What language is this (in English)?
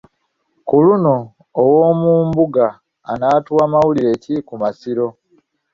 Ganda